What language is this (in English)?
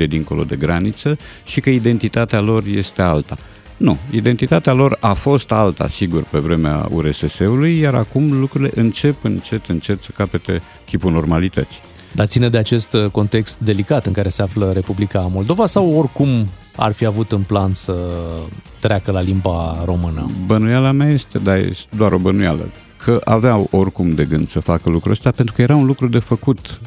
Romanian